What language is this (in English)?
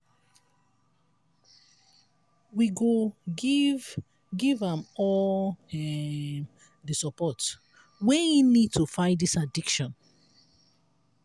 Nigerian Pidgin